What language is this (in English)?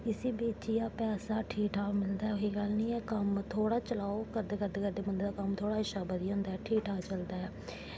Dogri